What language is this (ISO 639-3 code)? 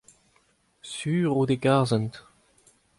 bre